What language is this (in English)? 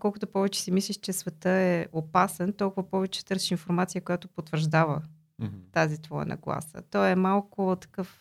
Bulgarian